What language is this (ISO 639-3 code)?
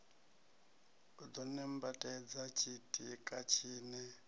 ven